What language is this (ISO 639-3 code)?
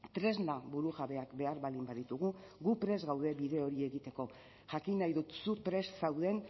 eus